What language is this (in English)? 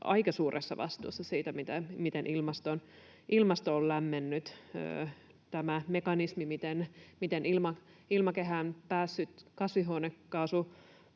Finnish